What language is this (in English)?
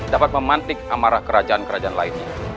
Indonesian